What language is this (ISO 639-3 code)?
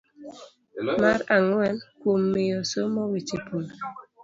luo